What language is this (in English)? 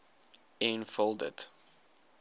Afrikaans